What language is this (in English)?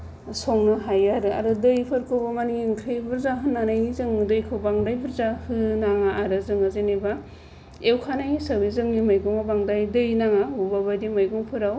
Bodo